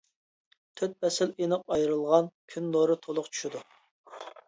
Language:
Uyghur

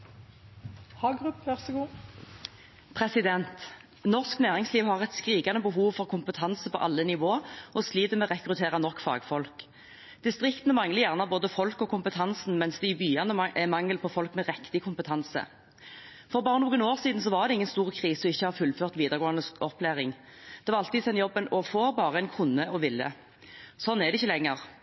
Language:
Norwegian Bokmål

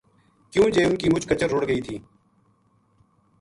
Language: Gujari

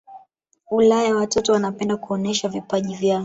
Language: Swahili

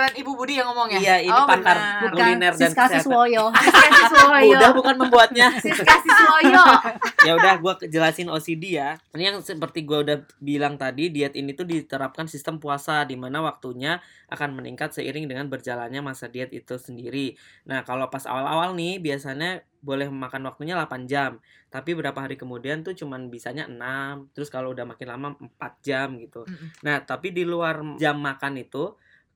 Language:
Indonesian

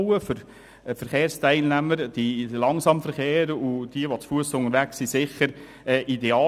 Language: Swiss German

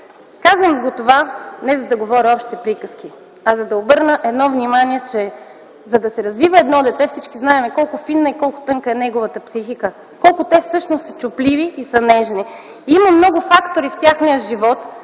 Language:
Bulgarian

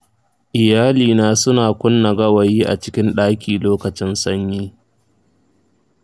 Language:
Hausa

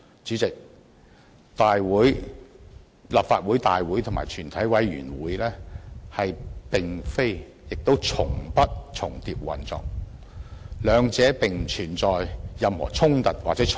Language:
Cantonese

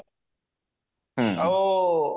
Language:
Odia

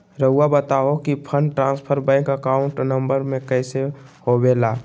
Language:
Magahi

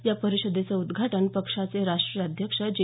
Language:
Marathi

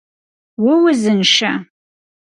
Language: Kabardian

